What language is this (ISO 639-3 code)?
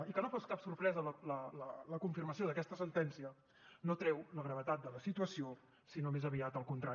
cat